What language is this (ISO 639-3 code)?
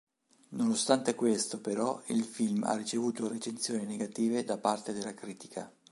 ita